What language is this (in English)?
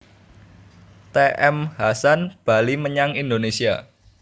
Javanese